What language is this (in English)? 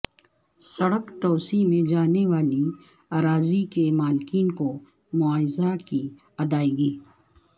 Urdu